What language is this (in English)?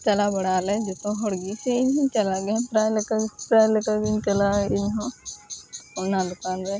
Santali